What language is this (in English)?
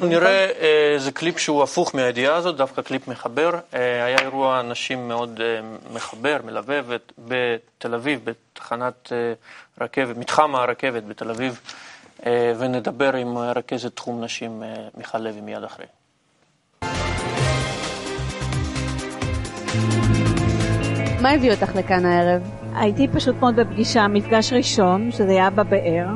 Hebrew